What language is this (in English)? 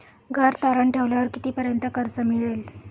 Marathi